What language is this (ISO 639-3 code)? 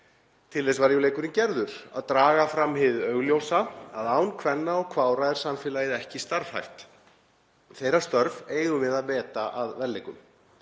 isl